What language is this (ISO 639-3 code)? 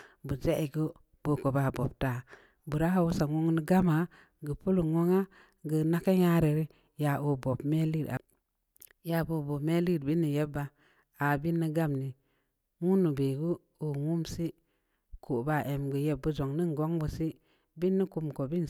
ndi